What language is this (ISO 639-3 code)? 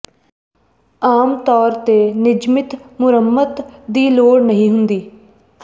pan